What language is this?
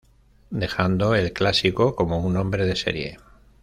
Spanish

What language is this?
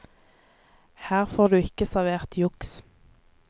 Norwegian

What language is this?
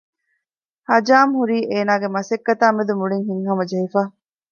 Divehi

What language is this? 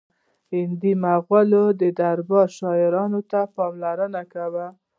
Pashto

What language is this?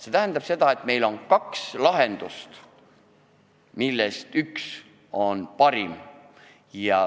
Estonian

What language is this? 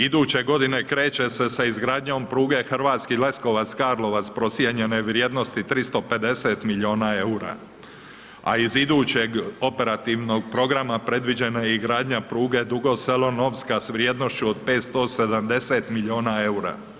Croatian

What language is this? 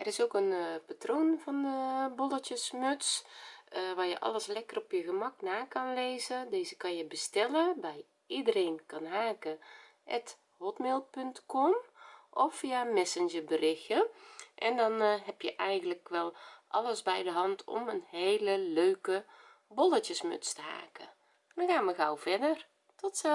Dutch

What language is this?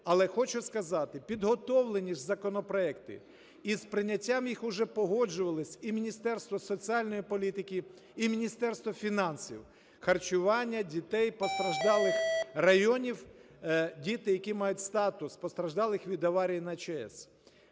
Ukrainian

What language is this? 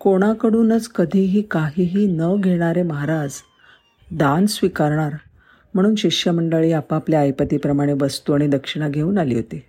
Marathi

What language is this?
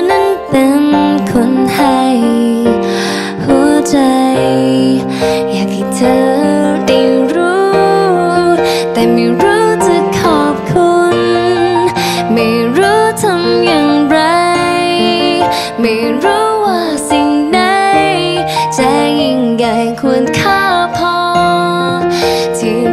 Thai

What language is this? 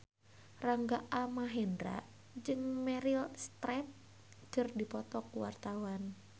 Sundanese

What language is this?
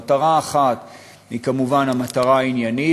Hebrew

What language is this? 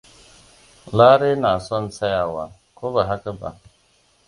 Hausa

